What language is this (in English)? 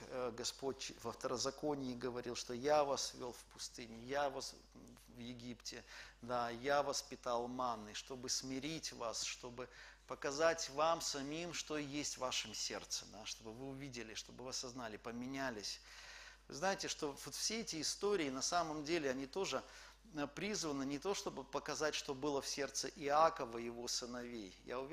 Russian